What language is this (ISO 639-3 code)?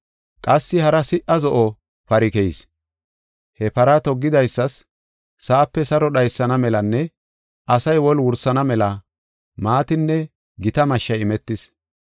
gof